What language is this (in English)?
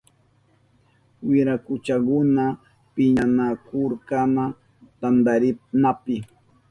Southern Pastaza Quechua